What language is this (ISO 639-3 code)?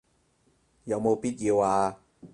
yue